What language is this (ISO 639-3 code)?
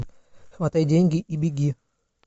rus